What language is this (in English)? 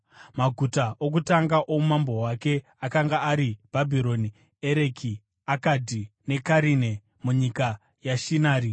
Shona